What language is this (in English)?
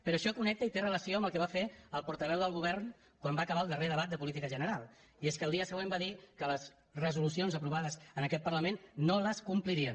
Catalan